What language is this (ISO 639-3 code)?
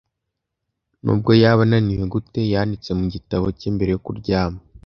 kin